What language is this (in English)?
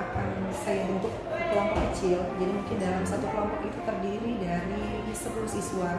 Indonesian